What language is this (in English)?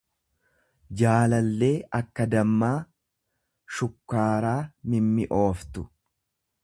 Oromo